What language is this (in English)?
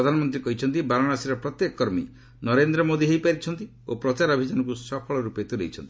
Odia